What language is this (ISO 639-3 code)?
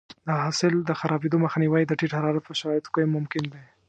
pus